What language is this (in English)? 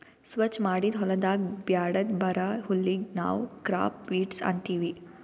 Kannada